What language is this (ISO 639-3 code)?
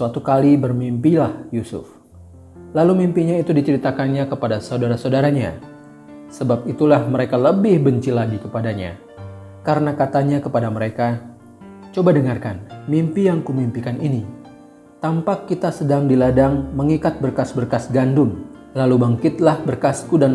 ind